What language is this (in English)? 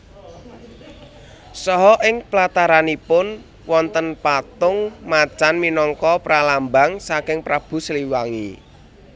Javanese